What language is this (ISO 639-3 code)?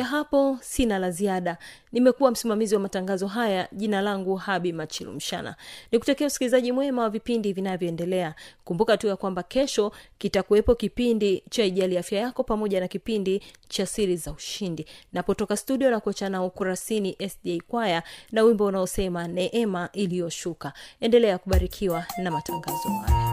swa